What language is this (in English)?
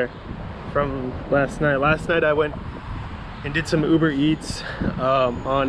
English